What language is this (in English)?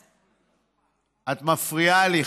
Hebrew